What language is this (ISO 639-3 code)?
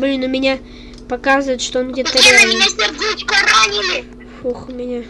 rus